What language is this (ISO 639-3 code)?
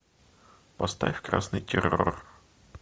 rus